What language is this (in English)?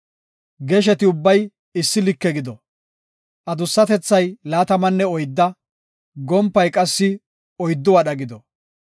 Gofa